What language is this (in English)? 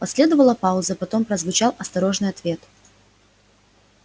Russian